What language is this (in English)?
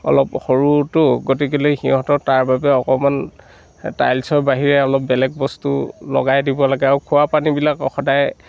Assamese